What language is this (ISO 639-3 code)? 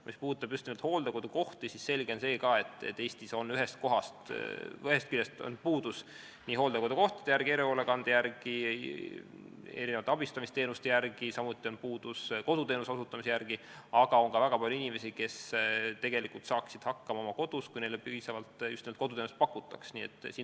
est